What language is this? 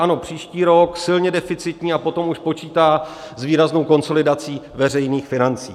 Czech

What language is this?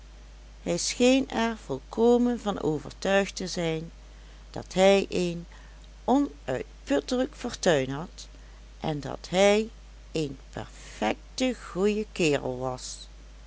Dutch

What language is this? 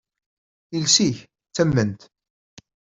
Kabyle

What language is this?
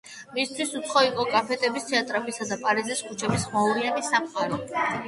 Georgian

